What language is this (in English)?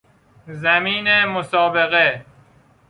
Persian